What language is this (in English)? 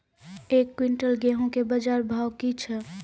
Maithili